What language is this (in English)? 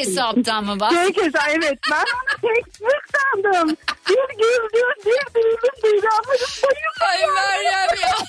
Turkish